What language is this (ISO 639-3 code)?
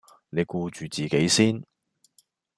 yue